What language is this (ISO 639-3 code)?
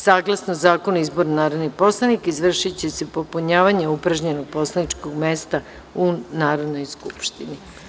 srp